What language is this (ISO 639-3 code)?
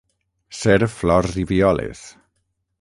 cat